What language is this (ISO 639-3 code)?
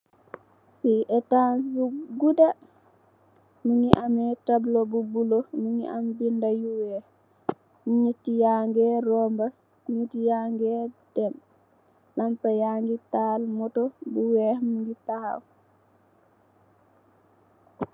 wol